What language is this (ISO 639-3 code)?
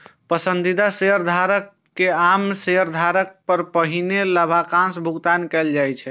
mai